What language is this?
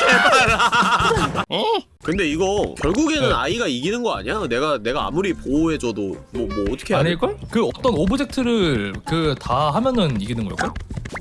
Korean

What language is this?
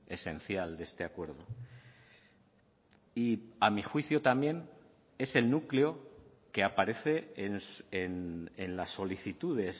Spanish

